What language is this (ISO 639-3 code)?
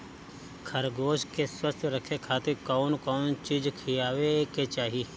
bho